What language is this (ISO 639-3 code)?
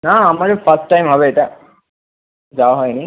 ben